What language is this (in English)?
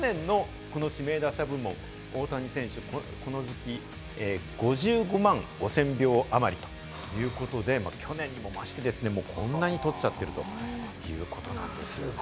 Japanese